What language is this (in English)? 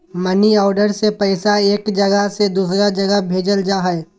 Magahi